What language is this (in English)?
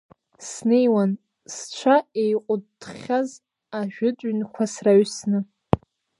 Abkhazian